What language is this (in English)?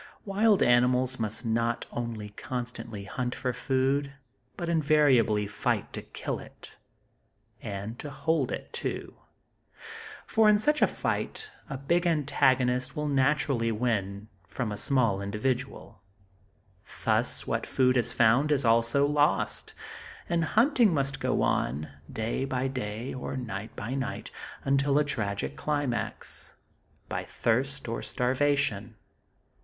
English